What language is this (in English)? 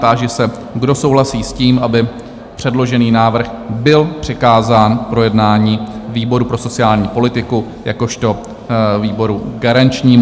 Czech